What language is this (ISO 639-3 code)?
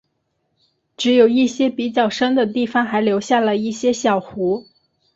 zho